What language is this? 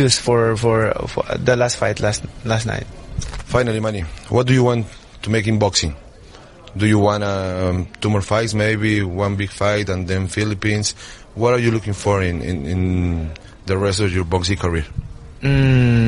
Spanish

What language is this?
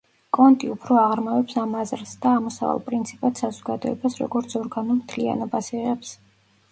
Georgian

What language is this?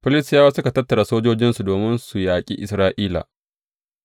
Hausa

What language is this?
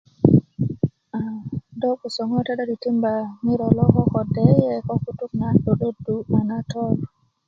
Kuku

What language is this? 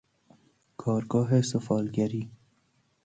Persian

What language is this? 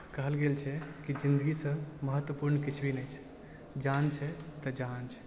Maithili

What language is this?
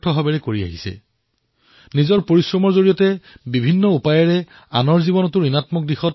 Assamese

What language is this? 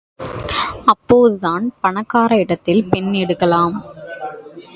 Tamil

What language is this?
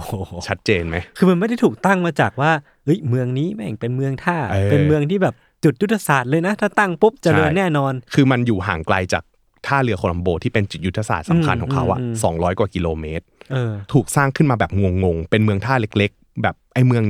Thai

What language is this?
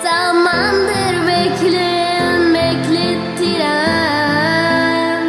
Turkish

